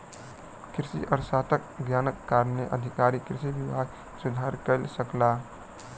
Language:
Maithili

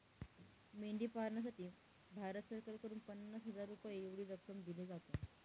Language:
Marathi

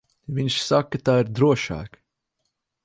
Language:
Latvian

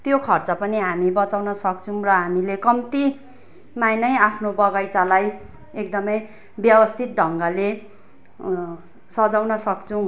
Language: Nepali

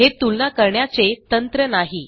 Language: Marathi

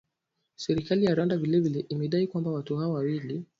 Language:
Swahili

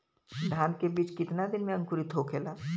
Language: Bhojpuri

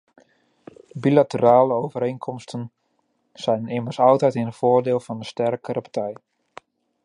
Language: Dutch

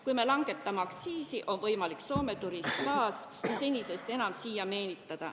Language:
Estonian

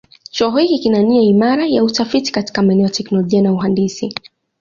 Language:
Swahili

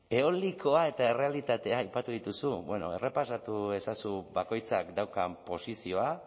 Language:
Basque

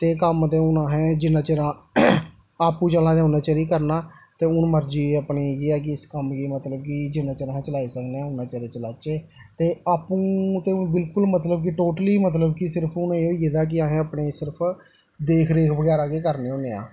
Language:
Dogri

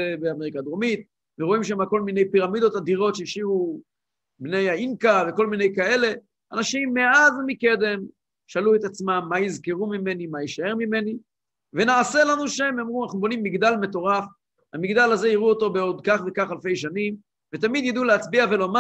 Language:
Hebrew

